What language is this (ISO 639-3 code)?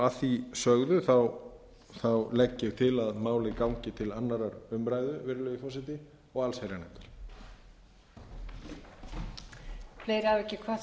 isl